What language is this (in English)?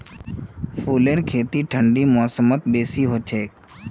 Magahi